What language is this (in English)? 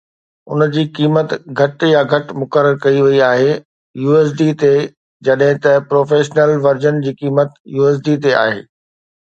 Sindhi